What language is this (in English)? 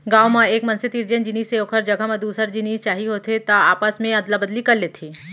Chhattisgarhi